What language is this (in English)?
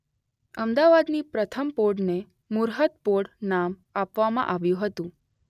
Gujarati